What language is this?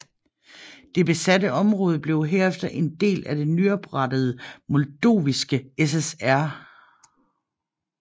Danish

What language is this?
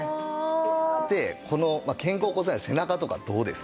Japanese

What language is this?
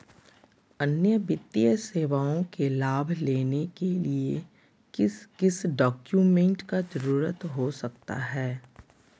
Magahi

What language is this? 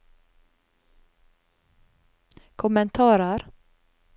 Norwegian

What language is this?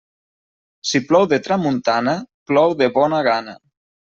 Catalan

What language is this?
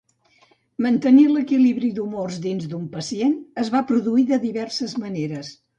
Catalan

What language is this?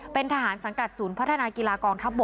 Thai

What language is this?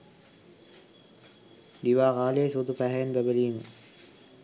Sinhala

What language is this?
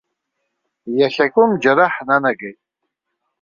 Abkhazian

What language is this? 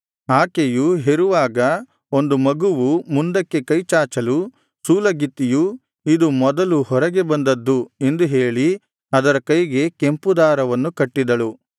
Kannada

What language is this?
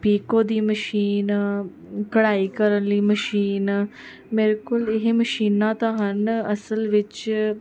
Punjabi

